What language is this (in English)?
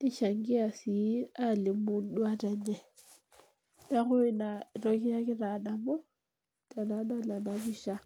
Masai